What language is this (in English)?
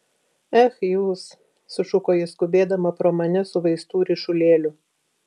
Lithuanian